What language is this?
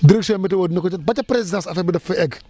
Wolof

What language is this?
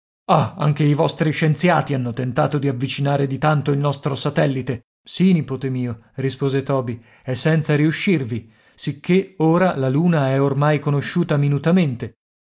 Italian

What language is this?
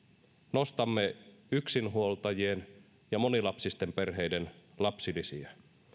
Finnish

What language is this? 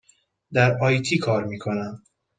Persian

